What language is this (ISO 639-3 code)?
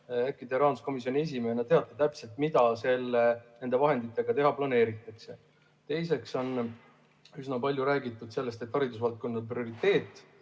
est